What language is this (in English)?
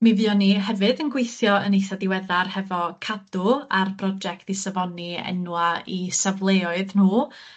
Welsh